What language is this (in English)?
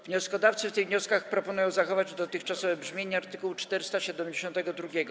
Polish